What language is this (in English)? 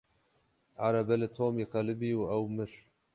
Kurdish